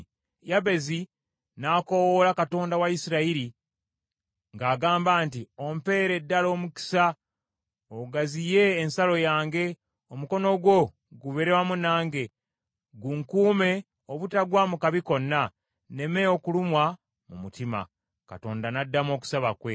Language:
Ganda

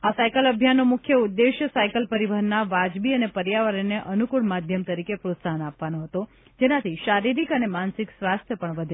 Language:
Gujarati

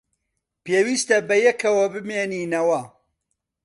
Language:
Central Kurdish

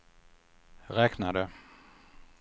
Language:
Swedish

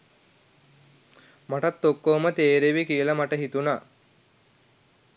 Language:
Sinhala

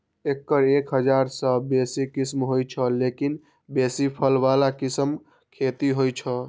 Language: Maithili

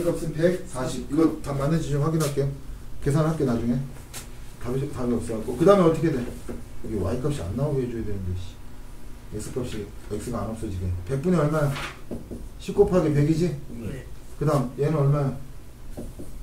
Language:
Korean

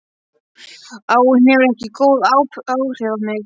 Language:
Icelandic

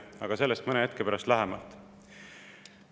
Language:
Estonian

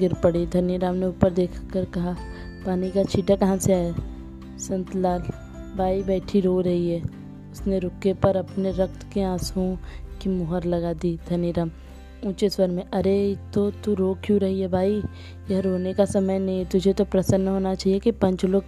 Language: Hindi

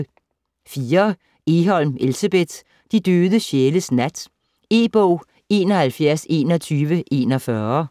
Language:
Danish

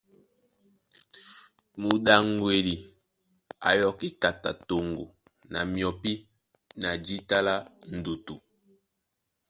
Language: Duala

